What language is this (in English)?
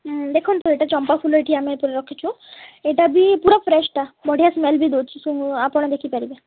Odia